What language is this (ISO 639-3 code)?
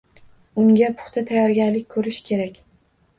uzb